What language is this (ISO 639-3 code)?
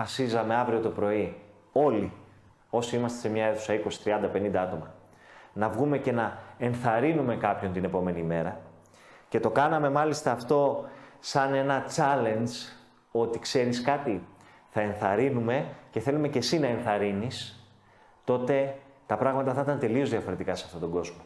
ell